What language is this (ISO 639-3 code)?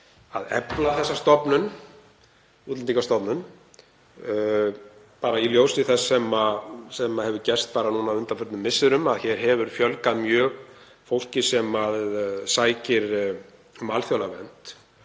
isl